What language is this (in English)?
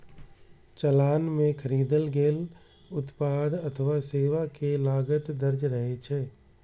Maithili